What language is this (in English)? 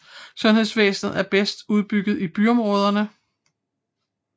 Danish